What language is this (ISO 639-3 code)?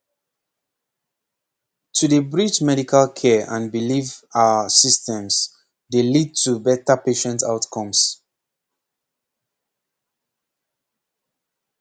pcm